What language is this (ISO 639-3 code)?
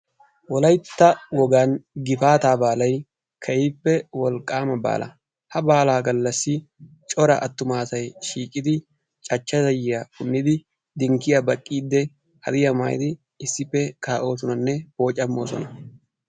wal